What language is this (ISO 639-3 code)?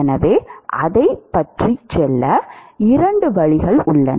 tam